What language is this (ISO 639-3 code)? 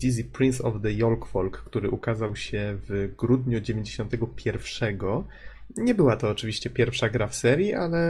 pol